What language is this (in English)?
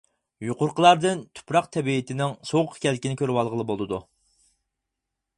Uyghur